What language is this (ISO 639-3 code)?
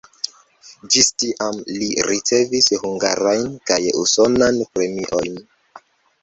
epo